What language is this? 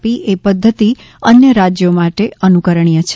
Gujarati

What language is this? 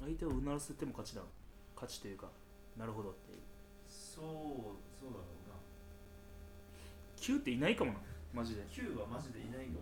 Japanese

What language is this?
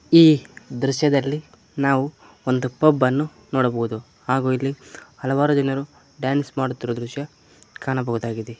Kannada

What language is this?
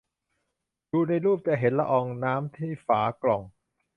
Thai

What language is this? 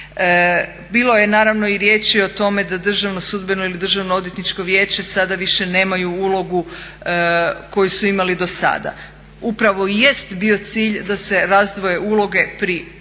Croatian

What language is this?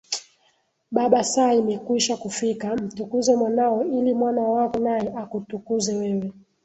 Swahili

